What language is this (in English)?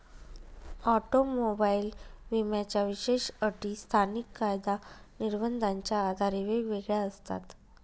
Marathi